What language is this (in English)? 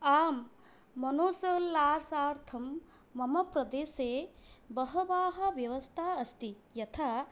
Sanskrit